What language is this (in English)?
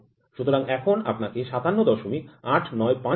Bangla